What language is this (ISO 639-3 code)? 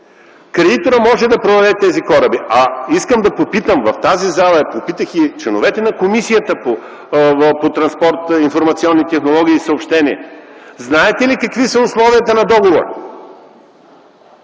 bul